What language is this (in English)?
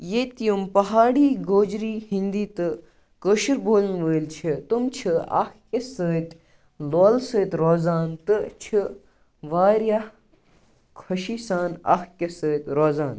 Kashmiri